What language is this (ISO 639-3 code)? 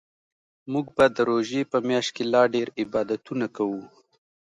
pus